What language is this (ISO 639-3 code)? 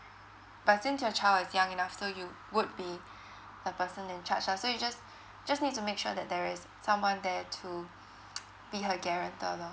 eng